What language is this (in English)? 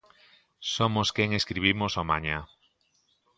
Galician